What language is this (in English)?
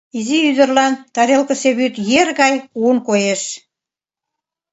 Mari